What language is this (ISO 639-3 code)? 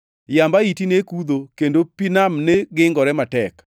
luo